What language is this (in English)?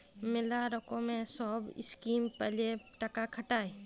Bangla